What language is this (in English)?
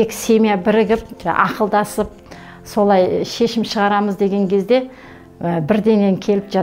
Turkish